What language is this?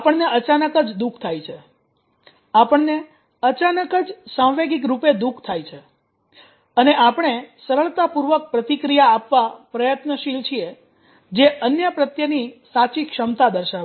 Gujarati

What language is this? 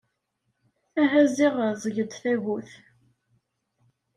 Kabyle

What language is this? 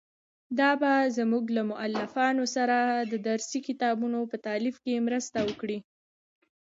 Pashto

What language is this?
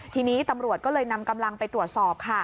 Thai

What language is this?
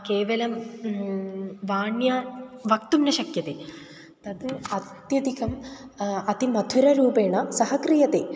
Sanskrit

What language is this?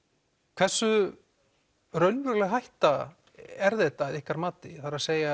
Icelandic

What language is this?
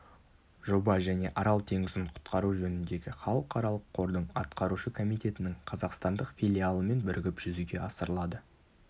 Kazakh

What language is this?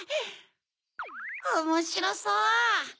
Japanese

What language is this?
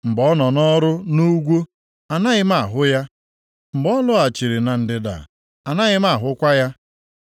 Igbo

